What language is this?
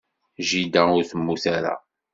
Kabyle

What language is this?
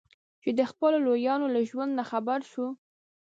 Pashto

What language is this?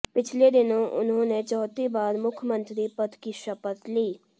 Hindi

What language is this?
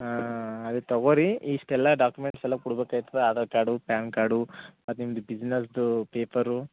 Kannada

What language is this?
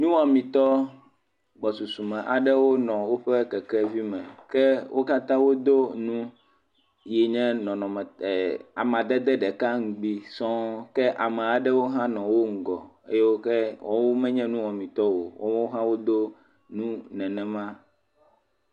Ewe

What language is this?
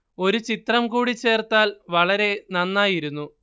Malayalam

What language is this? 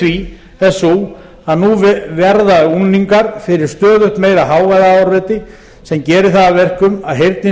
Icelandic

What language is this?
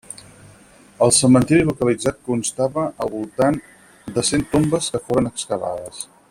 Catalan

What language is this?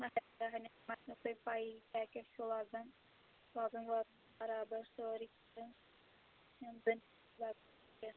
Kashmiri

